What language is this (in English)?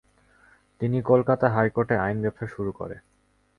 Bangla